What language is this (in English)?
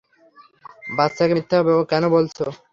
Bangla